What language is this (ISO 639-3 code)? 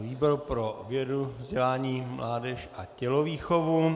ces